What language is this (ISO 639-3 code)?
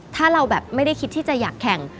tha